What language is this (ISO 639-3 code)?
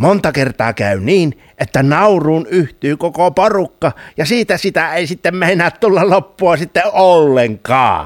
fin